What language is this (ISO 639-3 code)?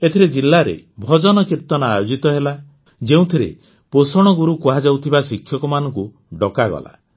ori